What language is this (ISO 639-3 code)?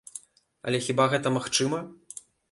bel